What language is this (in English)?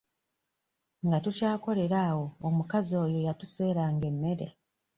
Ganda